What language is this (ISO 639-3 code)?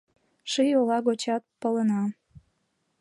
chm